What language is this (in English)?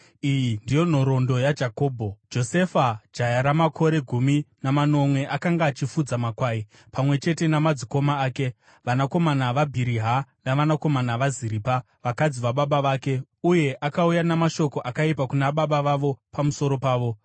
Shona